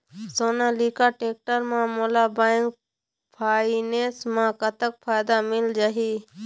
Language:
Chhattisgarhi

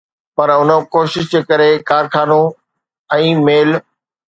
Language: Sindhi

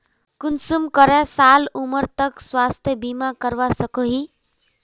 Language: Magahi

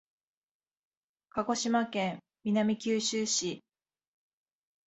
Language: Japanese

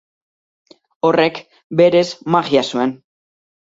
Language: Basque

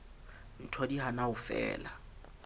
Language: Southern Sotho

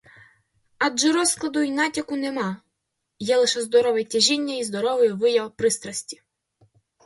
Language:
Ukrainian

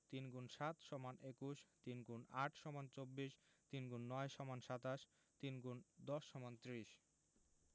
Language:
Bangla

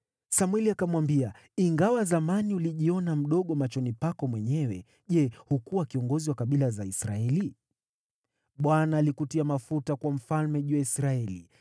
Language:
Swahili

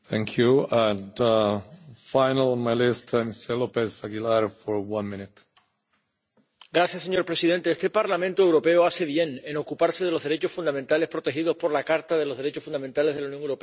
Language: Spanish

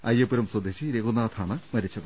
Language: Malayalam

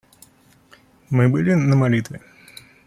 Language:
Russian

